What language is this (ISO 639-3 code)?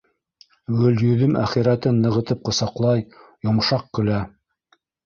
bak